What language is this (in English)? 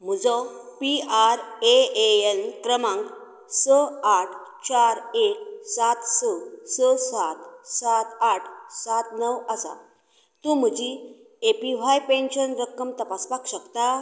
Konkani